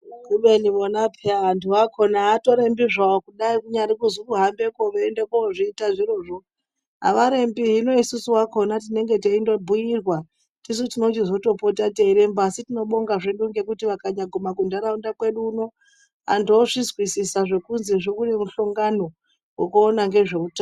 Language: Ndau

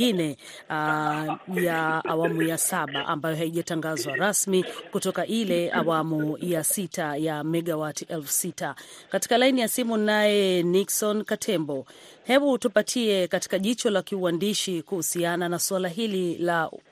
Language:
Swahili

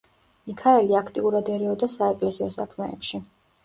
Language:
Georgian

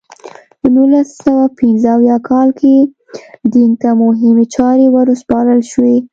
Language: Pashto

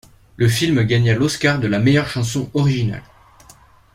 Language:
French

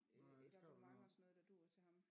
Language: Danish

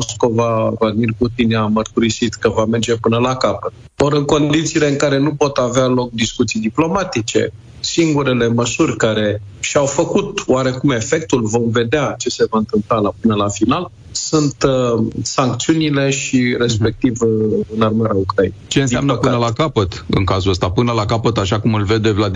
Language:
Romanian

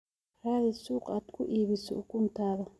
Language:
Somali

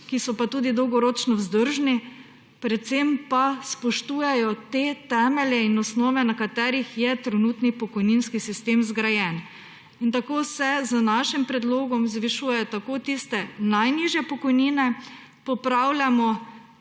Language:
Slovenian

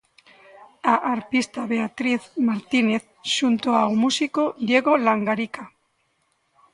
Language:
Galician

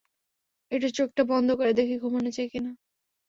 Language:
Bangla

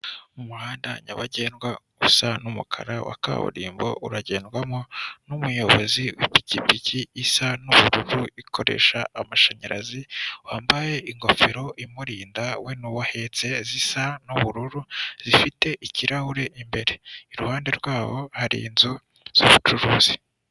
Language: Kinyarwanda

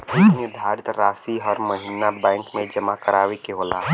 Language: Bhojpuri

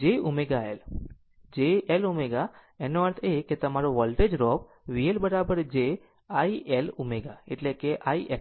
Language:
Gujarati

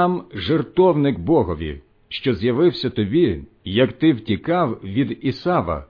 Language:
Ukrainian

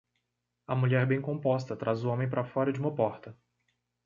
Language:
Portuguese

